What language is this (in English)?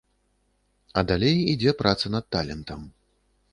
Belarusian